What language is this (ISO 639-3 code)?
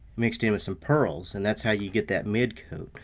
eng